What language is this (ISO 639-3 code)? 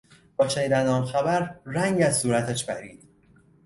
fas